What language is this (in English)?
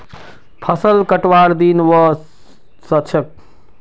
Magahi